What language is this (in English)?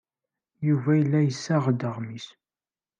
Kabyle